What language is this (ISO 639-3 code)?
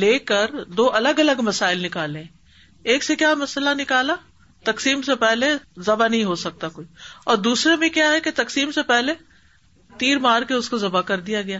urd